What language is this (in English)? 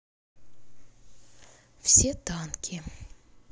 Russian